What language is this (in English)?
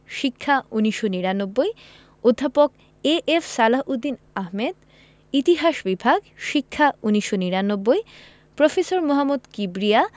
Bangla